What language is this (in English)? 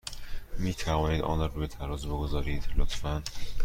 Persian